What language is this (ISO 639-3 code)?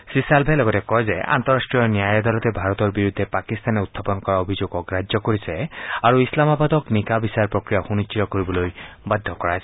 asm